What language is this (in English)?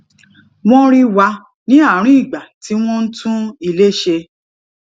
Yoruba